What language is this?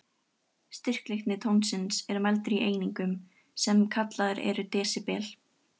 Icelandic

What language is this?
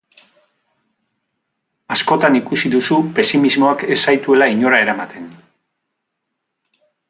Basque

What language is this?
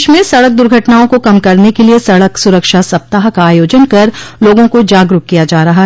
Hindi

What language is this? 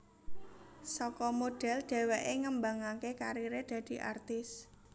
Javanese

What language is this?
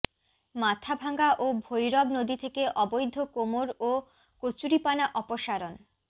Bangla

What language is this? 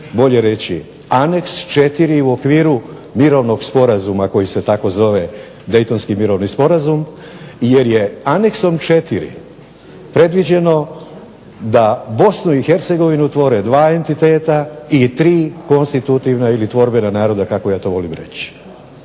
Croatian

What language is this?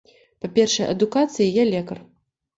Belarusian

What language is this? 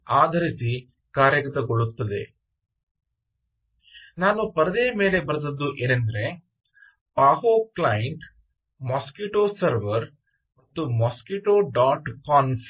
Kannada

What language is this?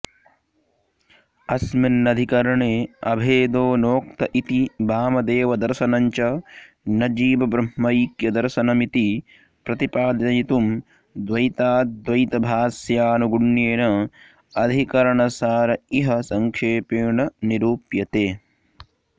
Sanskrit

